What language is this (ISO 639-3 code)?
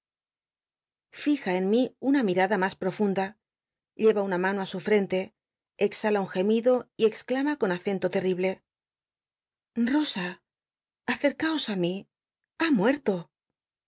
spa